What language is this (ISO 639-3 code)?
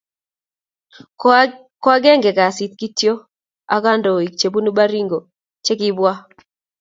kln